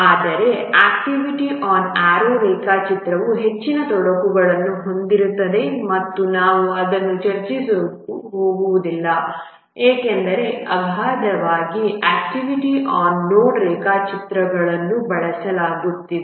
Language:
Kannada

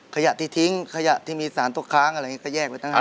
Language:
Thai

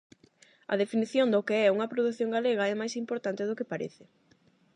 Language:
Galician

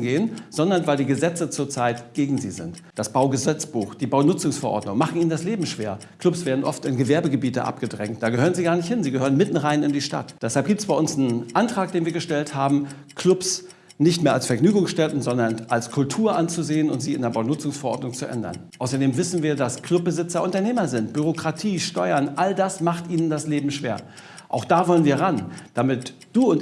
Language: German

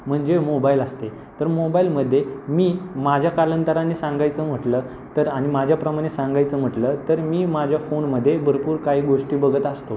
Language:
Marathi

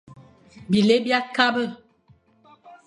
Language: Fang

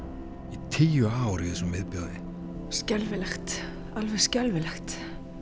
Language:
Icelandic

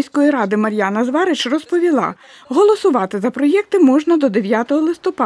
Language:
Ukrainian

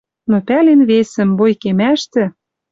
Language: Western Mari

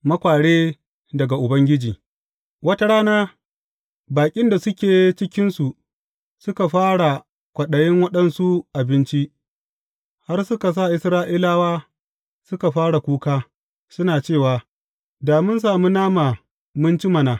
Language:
Hausa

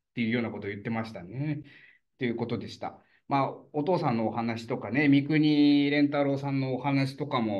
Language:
Japanese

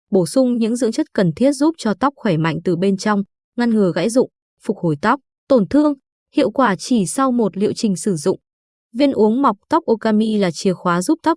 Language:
Vietnamese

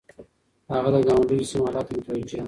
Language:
Pashto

